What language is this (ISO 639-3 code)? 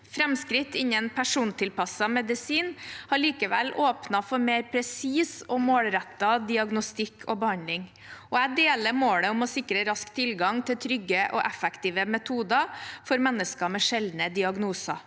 nor